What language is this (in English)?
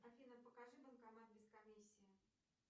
Russian